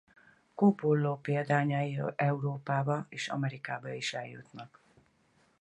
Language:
Hungarian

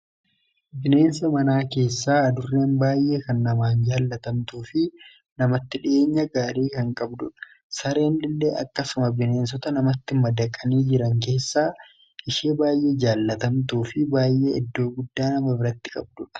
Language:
Oromo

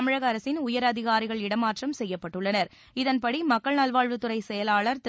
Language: Tamil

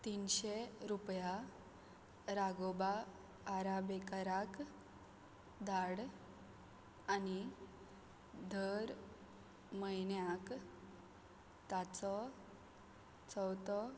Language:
Konkani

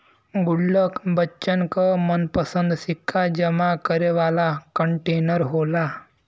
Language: Bhojpuri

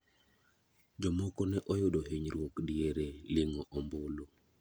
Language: Luo (Kenya and Tanzania)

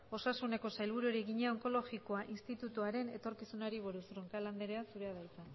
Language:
Basque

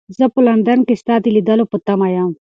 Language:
Pashto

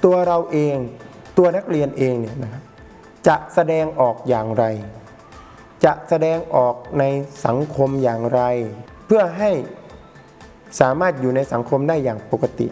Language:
Thai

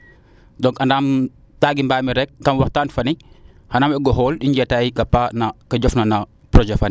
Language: Serer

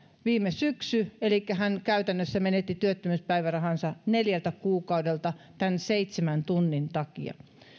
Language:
Finnish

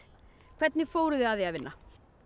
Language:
Icelandic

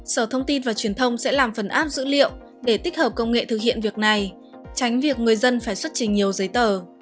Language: Vietnamese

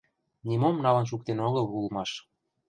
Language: Mari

